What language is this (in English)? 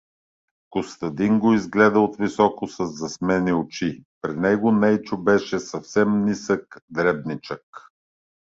Bulgarian